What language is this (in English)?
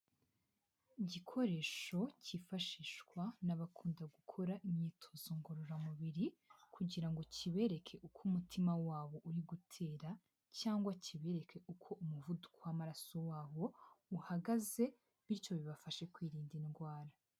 Kinyarwanda